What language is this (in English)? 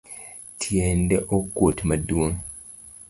Luo (Kenya and Tanzania)